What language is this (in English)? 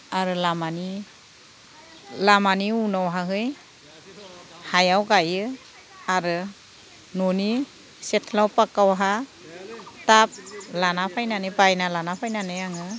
Bodo